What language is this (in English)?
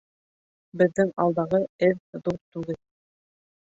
Bashkir